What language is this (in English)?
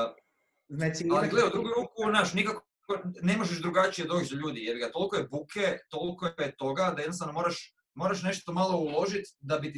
Croatian